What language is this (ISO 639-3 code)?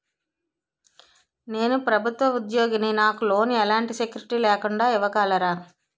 tel